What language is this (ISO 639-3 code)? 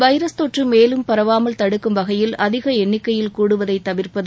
tam